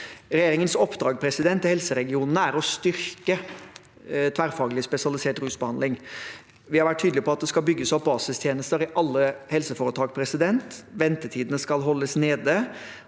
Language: Norwegian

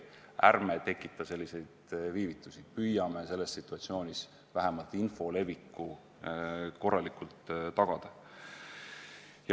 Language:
Estonian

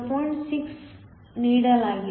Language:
Kannada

